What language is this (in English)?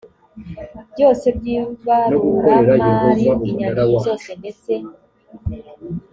Kinyarwanda